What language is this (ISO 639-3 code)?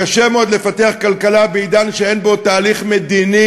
heb